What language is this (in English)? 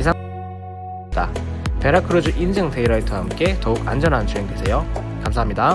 Korean